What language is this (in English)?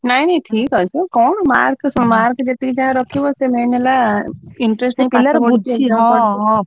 Odia